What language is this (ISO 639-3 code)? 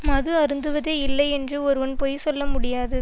tam